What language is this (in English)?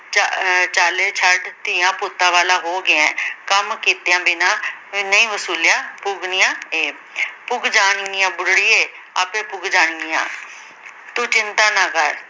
Punjabi